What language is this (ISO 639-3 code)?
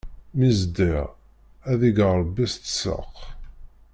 kab